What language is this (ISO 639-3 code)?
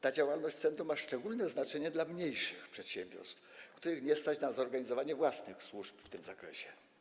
pol